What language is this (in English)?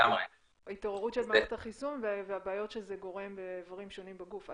Hebrew